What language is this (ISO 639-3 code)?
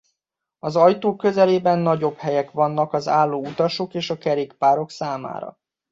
hun